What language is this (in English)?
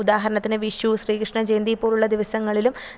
Malayalam